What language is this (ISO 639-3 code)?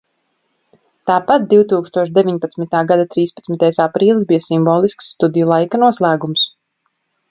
lav